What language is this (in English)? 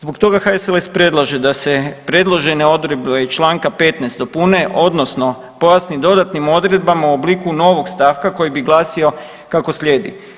Croatian